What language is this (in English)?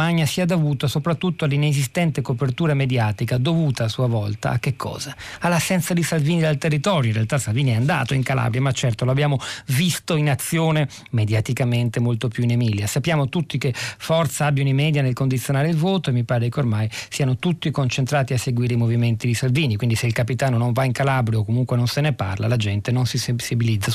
Italian